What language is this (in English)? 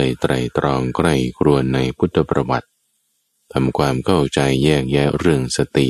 Thai